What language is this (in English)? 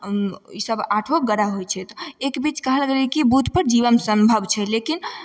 Maithili